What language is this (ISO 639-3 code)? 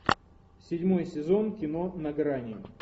rus